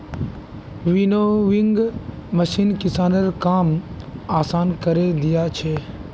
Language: Magahi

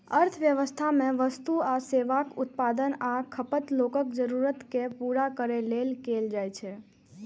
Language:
Maithili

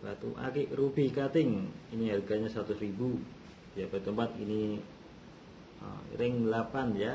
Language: Indonesian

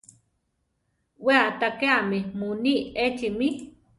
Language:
Central Tarahumara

